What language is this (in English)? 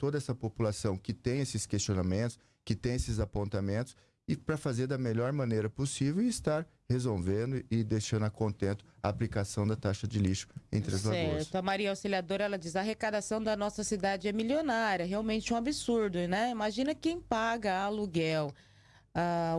Portuguese